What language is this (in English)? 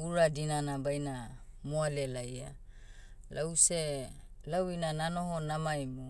Motu